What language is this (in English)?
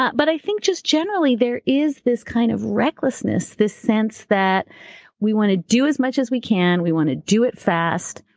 English